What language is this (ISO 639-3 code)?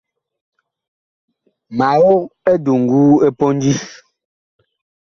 bkh